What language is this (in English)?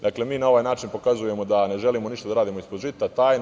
Serbian